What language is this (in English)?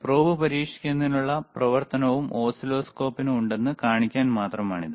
Malayalam